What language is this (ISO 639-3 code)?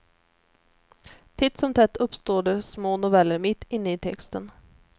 swe